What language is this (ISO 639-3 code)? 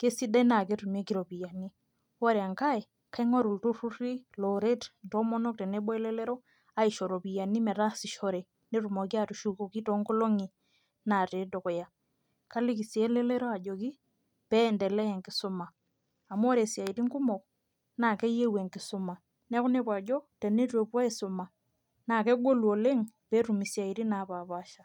mas